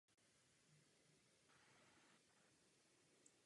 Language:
Czech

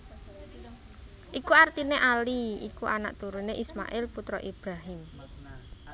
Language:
Javanese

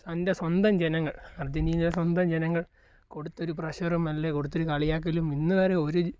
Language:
Malayalam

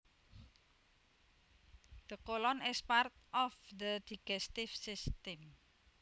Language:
Javanese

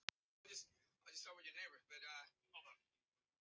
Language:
Icelandic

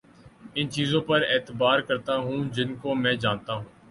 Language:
Urdu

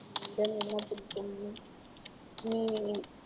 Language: Tamil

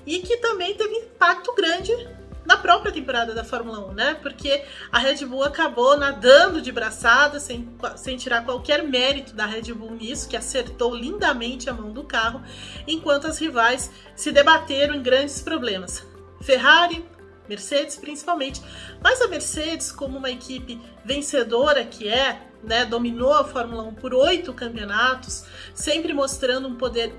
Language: Portuguese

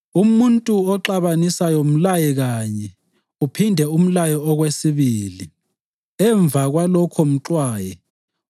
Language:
North Ndebele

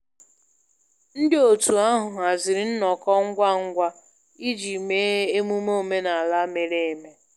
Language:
Igbo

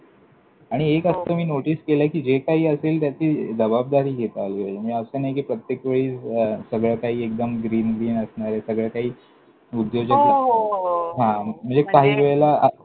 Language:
Marathi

